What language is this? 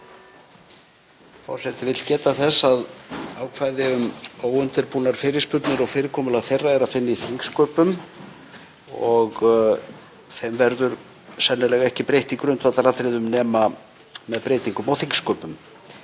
Icelandic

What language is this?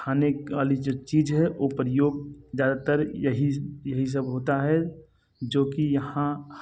Hindi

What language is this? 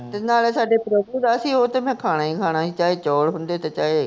Punjabi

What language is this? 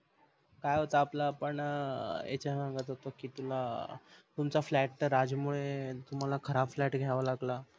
Marathi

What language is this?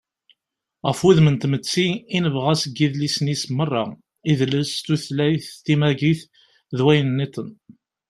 Kabyle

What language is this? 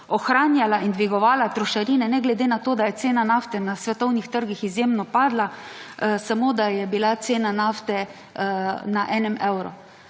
Slovenian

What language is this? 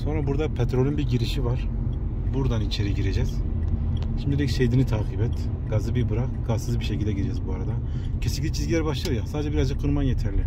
Turkish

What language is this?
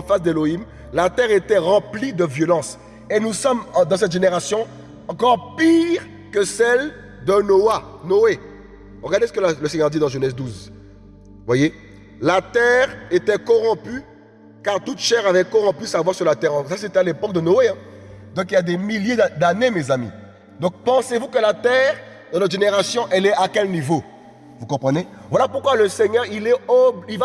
French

